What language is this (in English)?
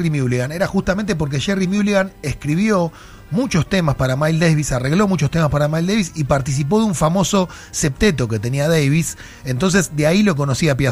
Spanish